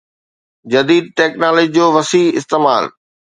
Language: Sindhi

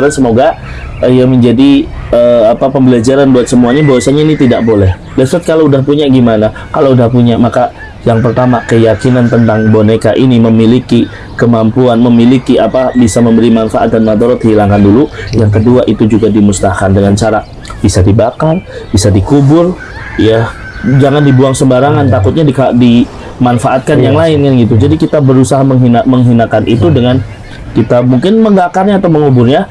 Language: Indonesian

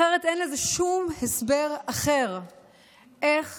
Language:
Hebrew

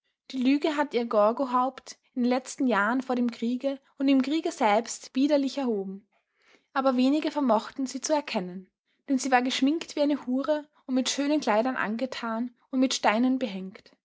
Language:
German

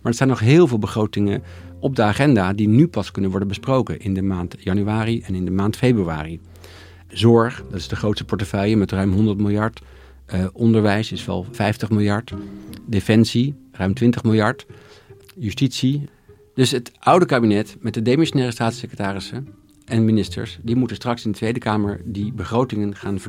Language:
Dutch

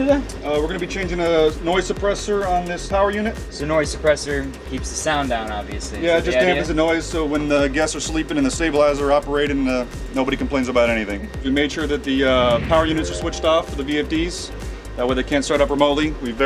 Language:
English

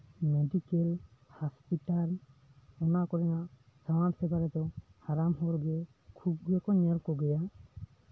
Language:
Santali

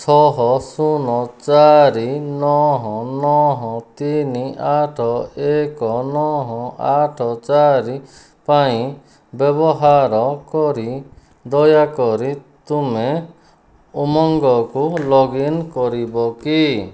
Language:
Odia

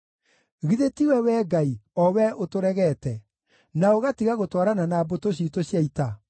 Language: Kikuyu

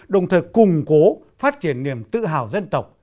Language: Vietnamese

